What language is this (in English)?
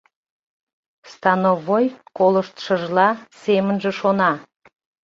Mari